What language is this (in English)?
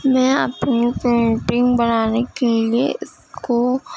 Urdu